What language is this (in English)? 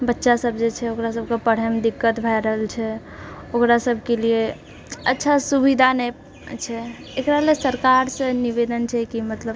Maithili